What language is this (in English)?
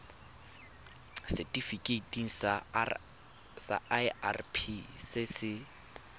Tswana